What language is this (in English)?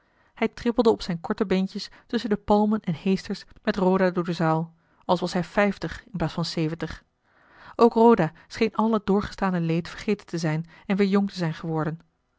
Dutch